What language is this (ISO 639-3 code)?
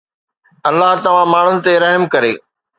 snd